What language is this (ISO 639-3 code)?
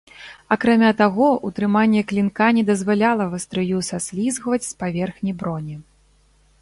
bel